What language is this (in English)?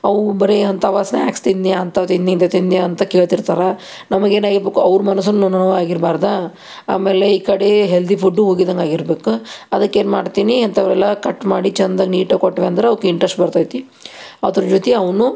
Kannada